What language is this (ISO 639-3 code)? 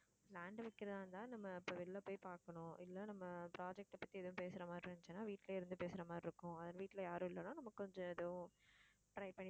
tam